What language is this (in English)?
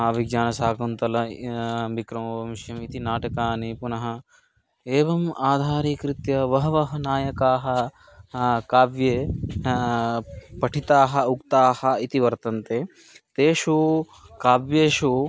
Sanskrit